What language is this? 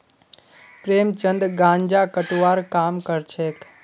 Magahi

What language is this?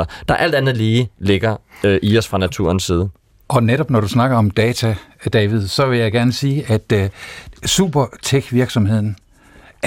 Danish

